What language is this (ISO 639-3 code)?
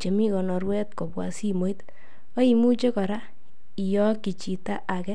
kln